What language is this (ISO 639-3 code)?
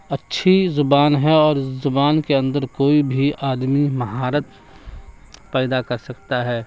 urd